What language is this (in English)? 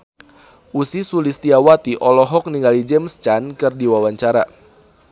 Sundanese